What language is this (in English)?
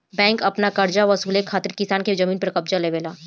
Bhojpuri